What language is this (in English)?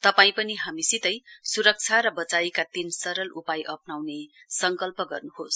Nepali